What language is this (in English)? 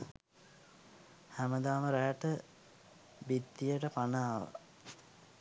Sinhala